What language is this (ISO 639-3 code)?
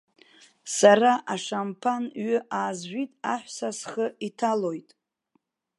abk